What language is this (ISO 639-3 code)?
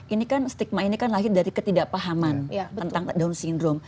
ind